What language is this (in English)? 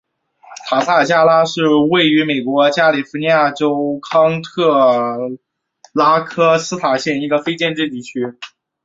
Chinese